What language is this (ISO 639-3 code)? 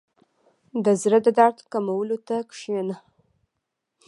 pus